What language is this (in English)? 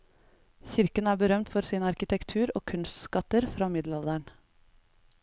Norwegian